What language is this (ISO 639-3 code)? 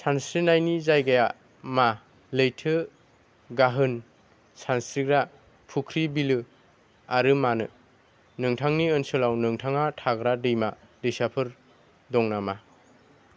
brx